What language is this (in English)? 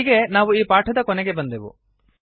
Kannada